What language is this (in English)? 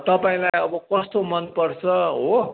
Nepali